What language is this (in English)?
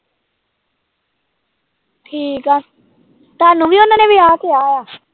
Punjabi